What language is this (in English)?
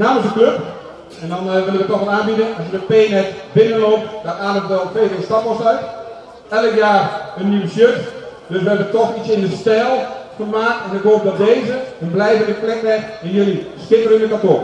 Dutch